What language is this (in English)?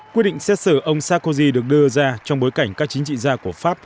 Vietnamese